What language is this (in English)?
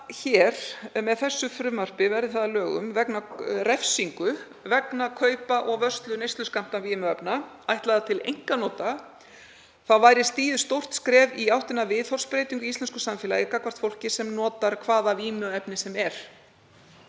Icelandic